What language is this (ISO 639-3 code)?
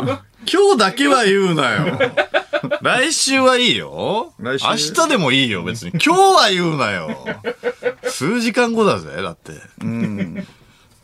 jpn